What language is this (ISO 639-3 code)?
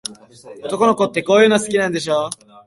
jpn